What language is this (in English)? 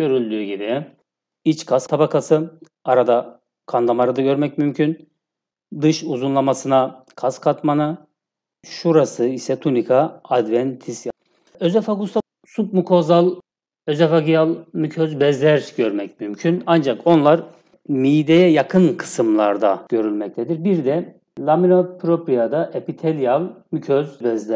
Turkish